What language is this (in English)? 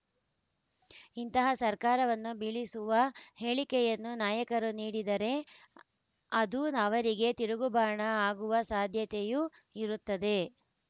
Kannada